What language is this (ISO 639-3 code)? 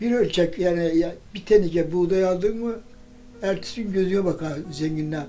tur